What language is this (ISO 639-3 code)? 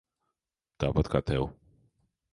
lav